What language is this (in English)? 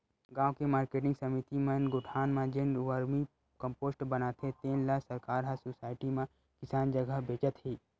Chhattisgarhi